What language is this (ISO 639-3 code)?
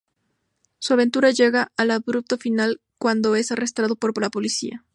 spa